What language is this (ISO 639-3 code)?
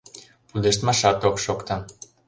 chm